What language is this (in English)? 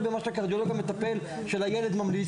Hebrew